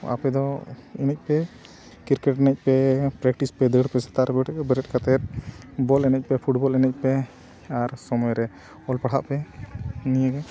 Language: Santali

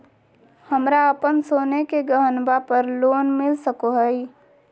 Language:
Magahi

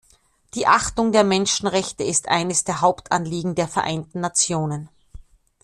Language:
German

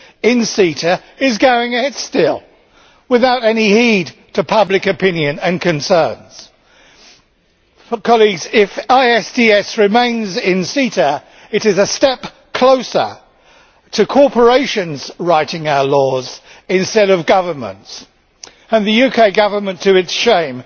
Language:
English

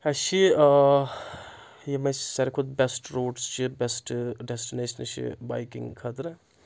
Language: Kashmiri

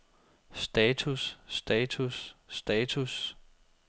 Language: Danish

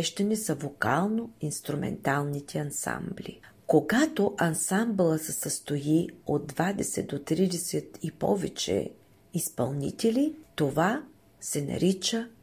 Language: Bulgarian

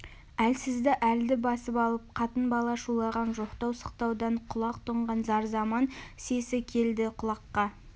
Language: Kazakh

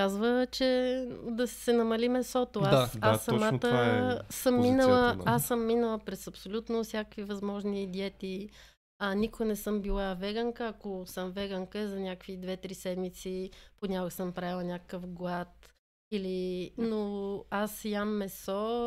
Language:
Bulgarian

